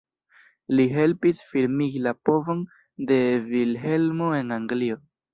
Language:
Esperanto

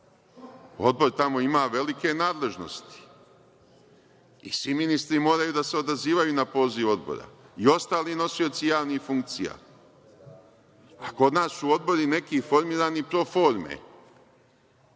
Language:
Serbian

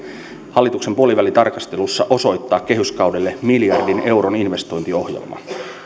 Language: Finnish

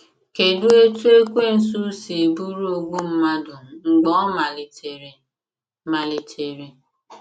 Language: Igbo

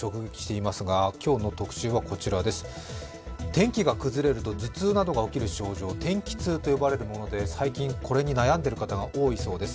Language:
Japanese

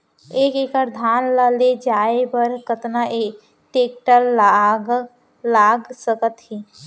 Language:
Chhattisgarhi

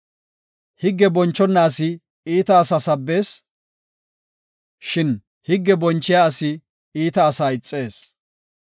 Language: Gofa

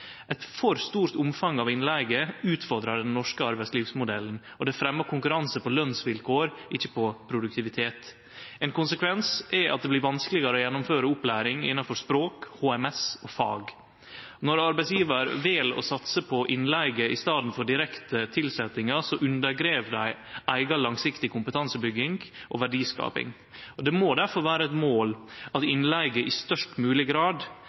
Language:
Norwegian Nynorsk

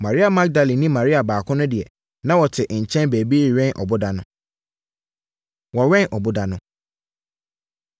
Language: Akan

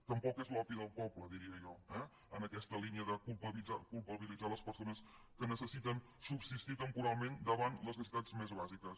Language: Catalan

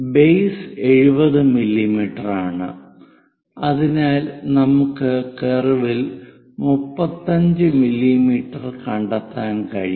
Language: Malayalam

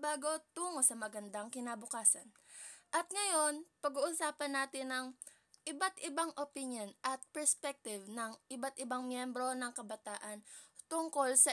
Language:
Filipino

